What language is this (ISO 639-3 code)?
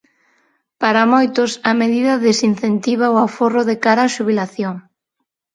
glg